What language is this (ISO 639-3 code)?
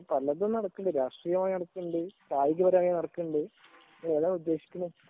mal